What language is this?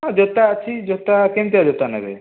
Odia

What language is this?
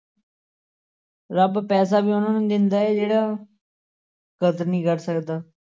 Punjabi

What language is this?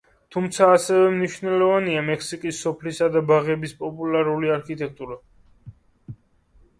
Georgian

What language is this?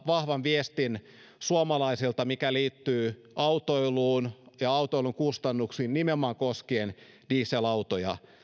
Finnish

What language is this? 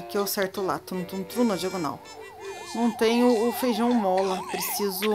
Portuguese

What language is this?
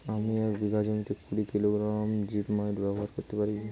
Bangla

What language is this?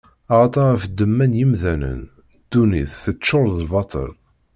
Kabyle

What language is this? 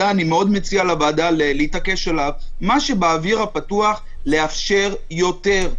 Hebrew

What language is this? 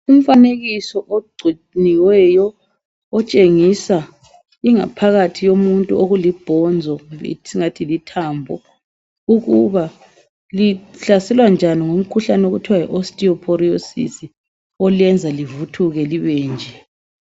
North Ndebele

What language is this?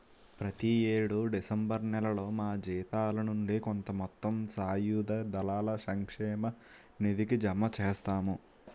Telugu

